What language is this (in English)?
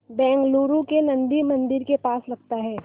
Hindi